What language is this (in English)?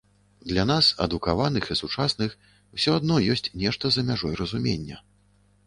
Belarusian